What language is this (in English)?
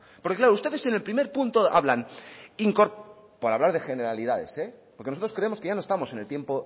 Spanish